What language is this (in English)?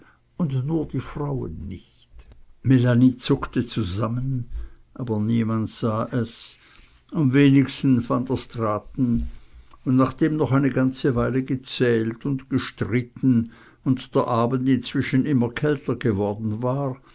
German